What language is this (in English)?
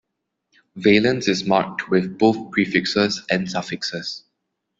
English